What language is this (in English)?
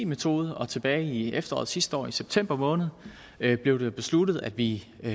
Danish